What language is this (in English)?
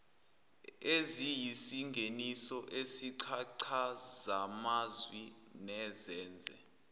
Zulu